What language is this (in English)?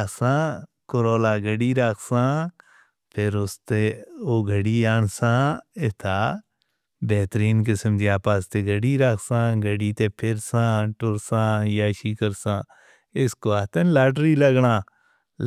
Northern Hindko